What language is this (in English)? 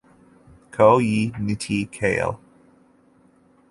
Ganda